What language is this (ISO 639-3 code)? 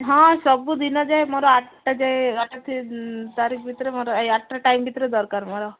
ori